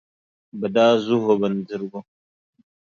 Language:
Dagbani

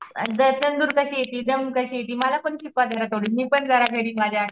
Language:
Marathi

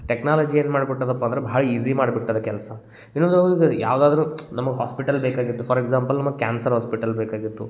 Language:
Kannada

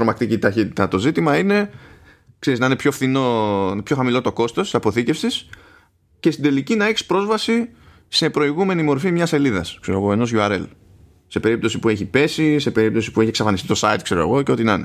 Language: Greek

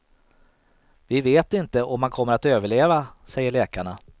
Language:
Swedish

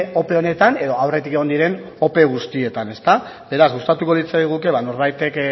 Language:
Basque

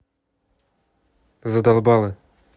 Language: Russian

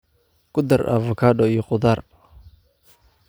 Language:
Somali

